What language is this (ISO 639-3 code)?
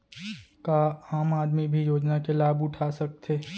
hne